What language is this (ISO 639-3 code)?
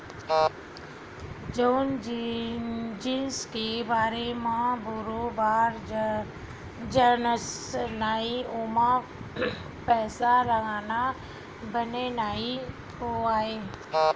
hne